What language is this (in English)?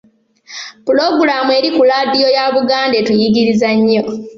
Ganda